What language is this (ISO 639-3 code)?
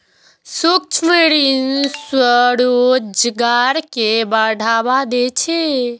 mai